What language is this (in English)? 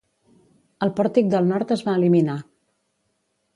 Catalan